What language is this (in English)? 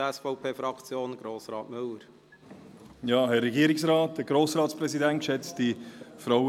Swiss German